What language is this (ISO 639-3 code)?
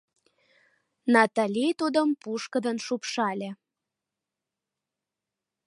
chm